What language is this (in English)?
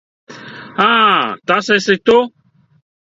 Latvian